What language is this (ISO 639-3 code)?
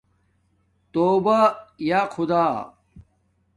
dmk